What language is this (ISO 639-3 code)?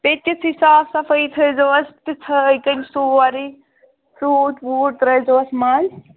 kas